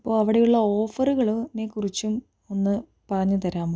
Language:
Malayalam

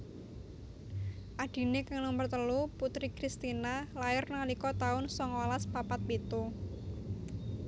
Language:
Javanese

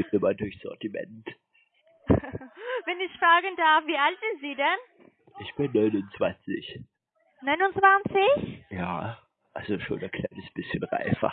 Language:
German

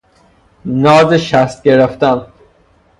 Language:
Persian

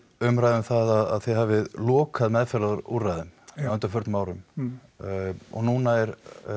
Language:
Icelandic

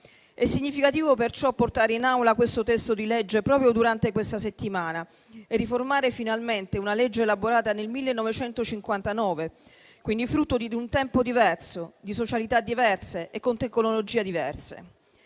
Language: Italian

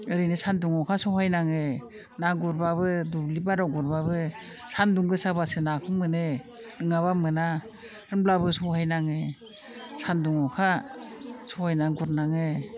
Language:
Bodo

